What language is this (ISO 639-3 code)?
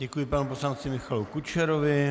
ces